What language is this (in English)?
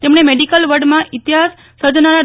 Gujarati